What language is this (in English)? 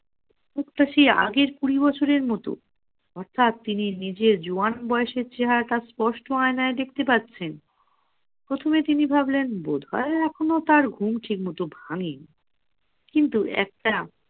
Bangla